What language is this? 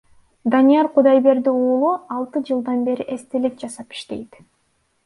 Kyrgyz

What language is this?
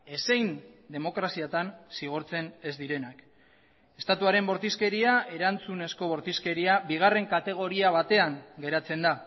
Basque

